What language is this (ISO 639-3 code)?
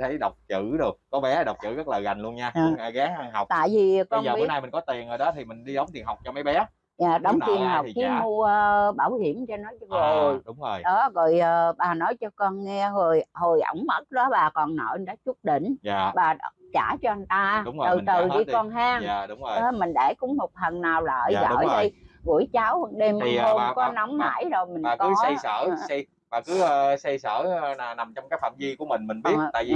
vie